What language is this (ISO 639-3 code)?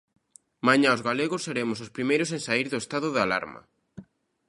glg